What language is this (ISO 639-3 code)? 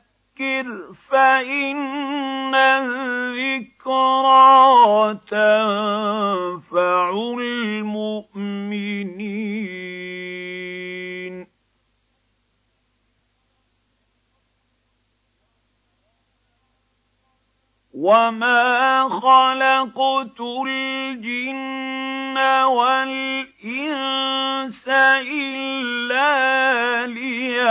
ara